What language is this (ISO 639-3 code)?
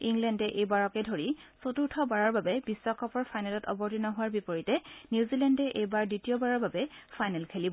asm